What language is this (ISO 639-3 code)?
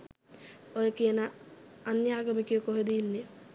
sin